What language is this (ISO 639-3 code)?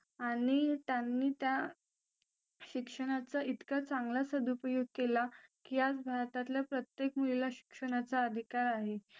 mar